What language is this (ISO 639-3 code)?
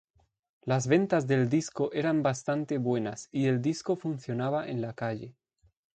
spa